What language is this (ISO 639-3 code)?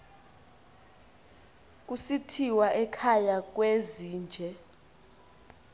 xho